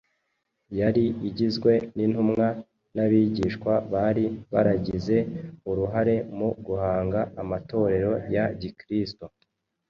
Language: Kinyarwanda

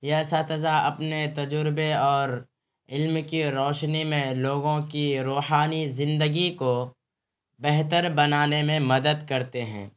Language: Urdu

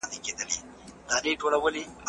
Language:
Pashto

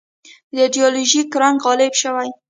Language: Pashto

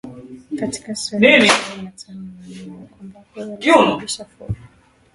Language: Swahili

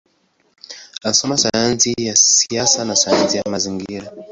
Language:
Swahili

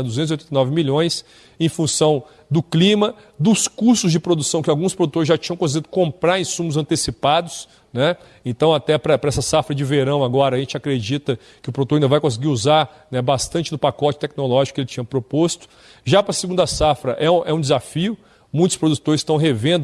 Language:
Portuguese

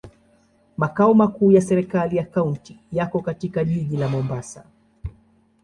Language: Swahili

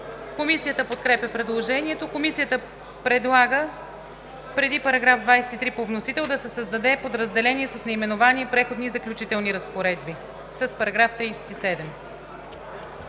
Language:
Bulgarian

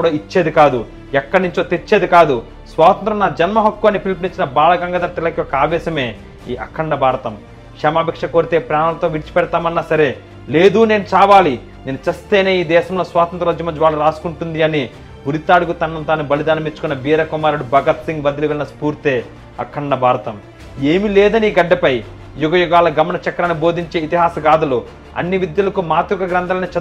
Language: Telugu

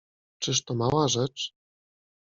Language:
Polish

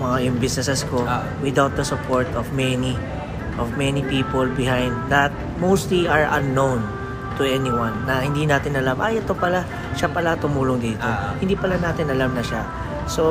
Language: Filipino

